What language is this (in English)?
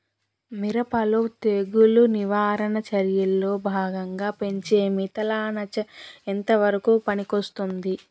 Telugu